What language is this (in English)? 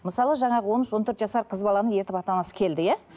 Kazakh